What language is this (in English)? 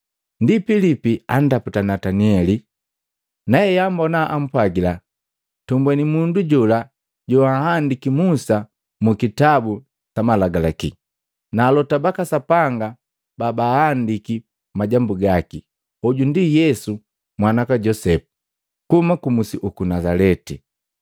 Matengo